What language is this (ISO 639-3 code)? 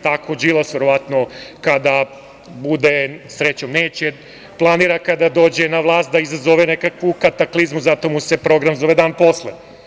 srp